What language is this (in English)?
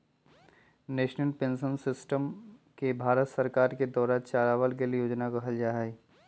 Magahi